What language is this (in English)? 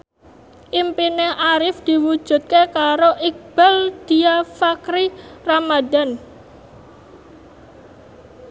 Javanese